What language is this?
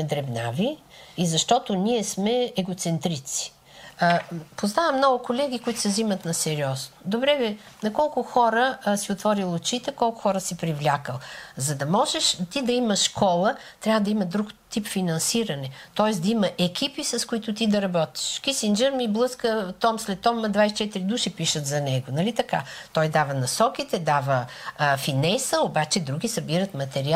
Bulgarian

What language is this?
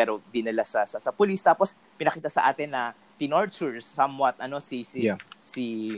Filipino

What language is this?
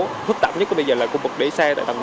Vietnamese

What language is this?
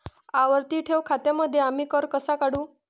Marathi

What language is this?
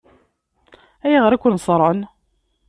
Kabyle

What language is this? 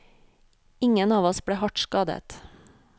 Norwegian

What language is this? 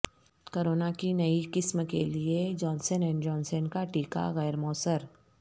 Urdu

